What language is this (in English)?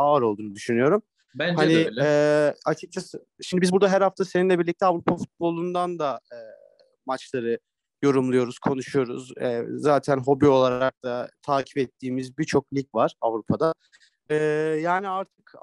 Turkish